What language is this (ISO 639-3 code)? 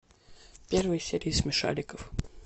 rus